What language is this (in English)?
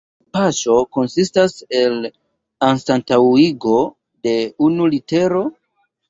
Esperanto